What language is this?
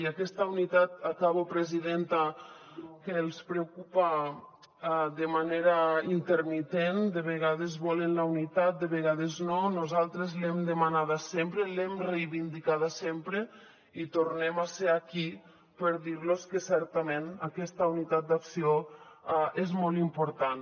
Catalan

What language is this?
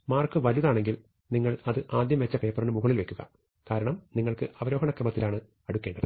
Malayalam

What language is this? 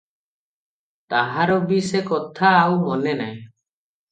Odia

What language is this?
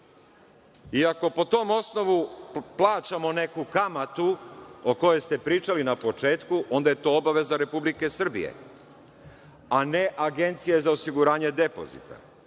Serbian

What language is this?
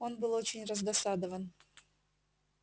Russian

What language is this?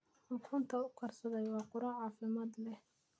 Somali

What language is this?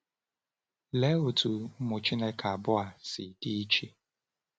Igbo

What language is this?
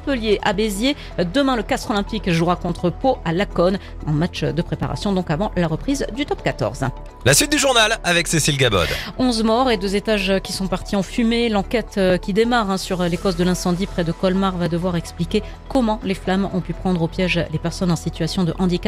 French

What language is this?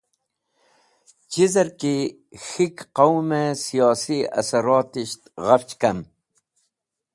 Wakhi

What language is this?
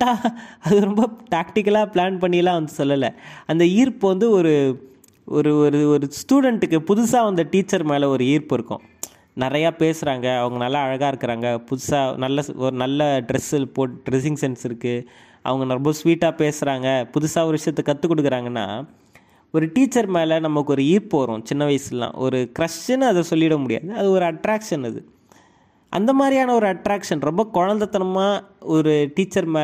Tamil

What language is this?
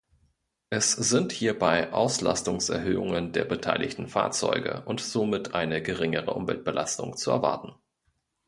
German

